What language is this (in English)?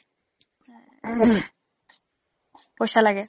Assamese